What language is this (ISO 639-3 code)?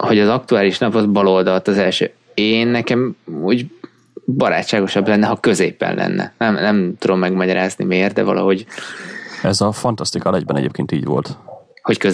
hun